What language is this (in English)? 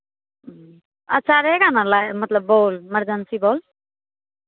Hindi